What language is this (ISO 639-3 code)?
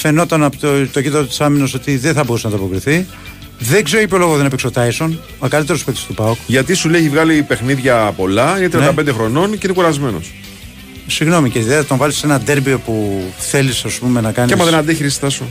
ell